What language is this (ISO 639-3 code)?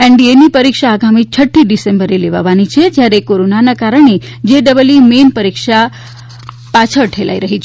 guj